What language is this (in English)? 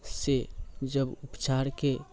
Maithili